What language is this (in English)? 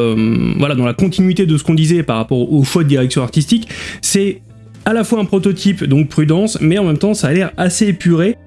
French